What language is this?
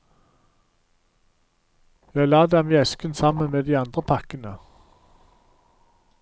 Norwegian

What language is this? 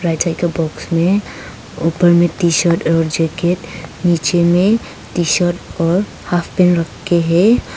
Hindi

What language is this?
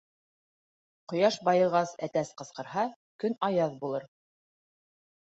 Bashkir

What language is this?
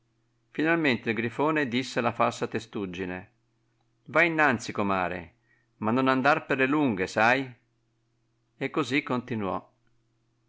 Italian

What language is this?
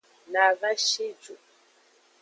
Aja (Benin)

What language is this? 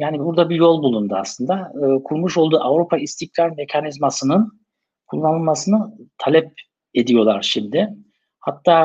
Turkish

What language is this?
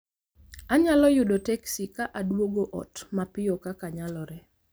Luo (Kenya and Tanzania)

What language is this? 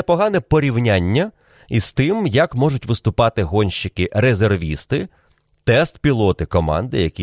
Ukrainian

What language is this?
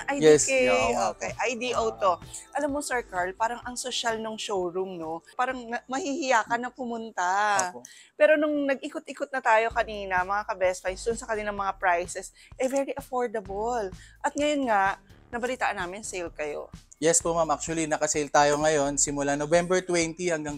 Filipino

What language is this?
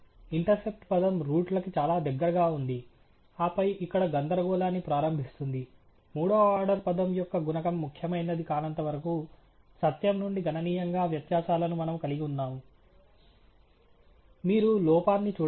Telugu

